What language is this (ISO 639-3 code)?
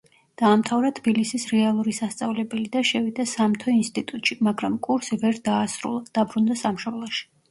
kat